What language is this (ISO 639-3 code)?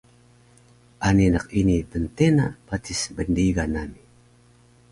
trv